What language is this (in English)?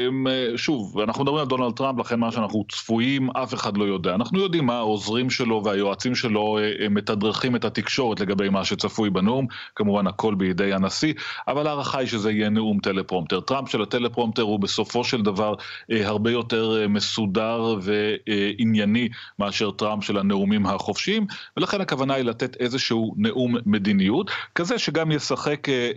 Hebrew